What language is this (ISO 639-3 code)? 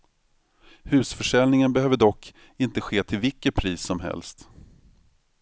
swe